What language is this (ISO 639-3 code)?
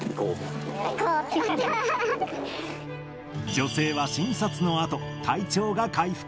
jpn